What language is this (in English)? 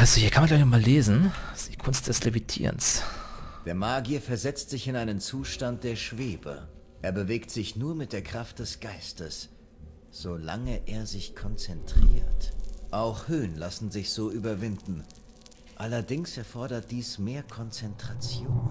German